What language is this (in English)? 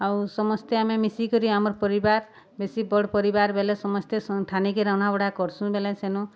Odia